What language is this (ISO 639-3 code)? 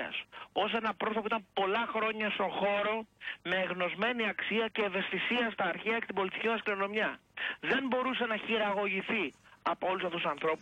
ell